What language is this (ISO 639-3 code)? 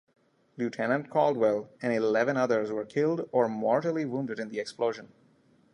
eng